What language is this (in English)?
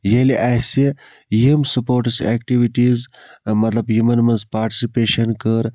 Kashmiri